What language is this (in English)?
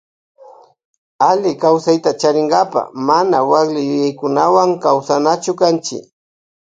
Loja Highland Quichua